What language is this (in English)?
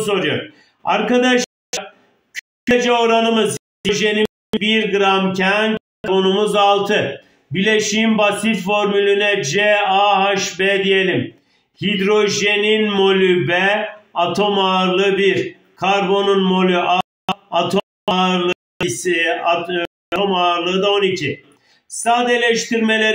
Turkish